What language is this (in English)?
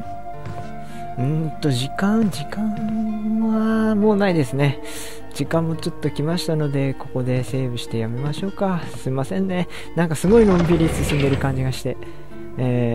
Japanese